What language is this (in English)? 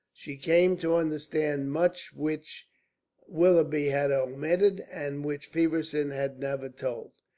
English